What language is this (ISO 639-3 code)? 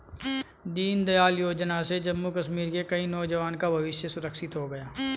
hin